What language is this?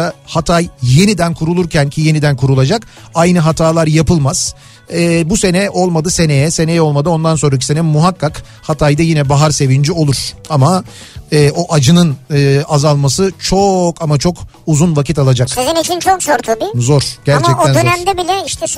Turkish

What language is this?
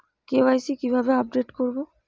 Bangla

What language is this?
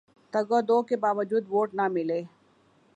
Urdu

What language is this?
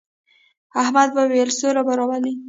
Pashto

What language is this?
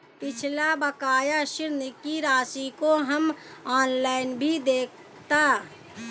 Hindi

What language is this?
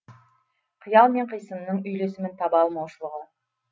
Kazakh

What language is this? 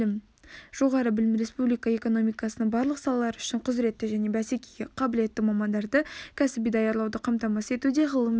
Kazakh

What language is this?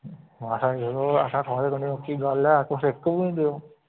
Dogri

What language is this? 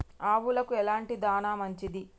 Telugu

